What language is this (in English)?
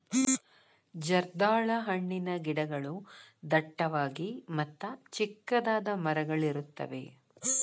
Kannada